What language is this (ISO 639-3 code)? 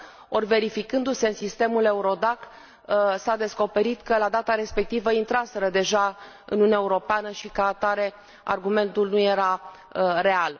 ron